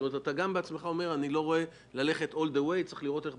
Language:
Hebrew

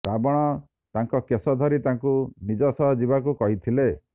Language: Odia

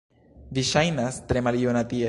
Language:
Esperanto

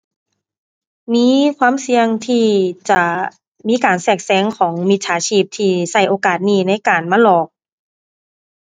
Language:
Thai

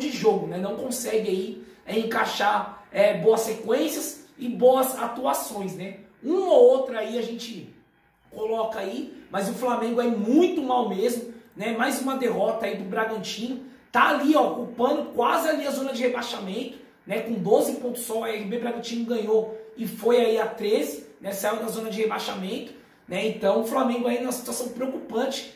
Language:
Portuguese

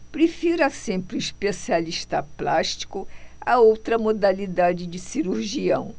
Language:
Portuguese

